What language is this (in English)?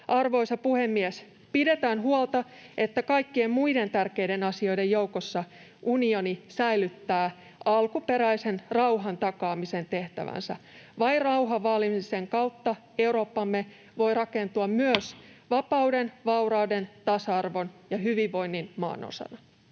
Finnish